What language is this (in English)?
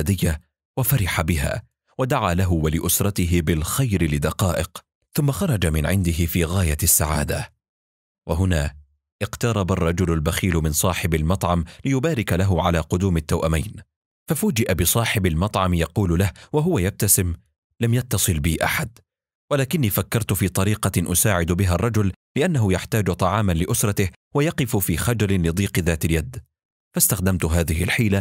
Arabic